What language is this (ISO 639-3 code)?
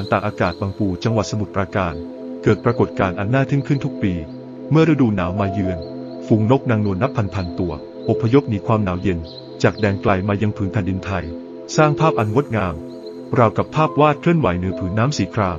tha